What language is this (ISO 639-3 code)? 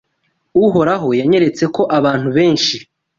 kin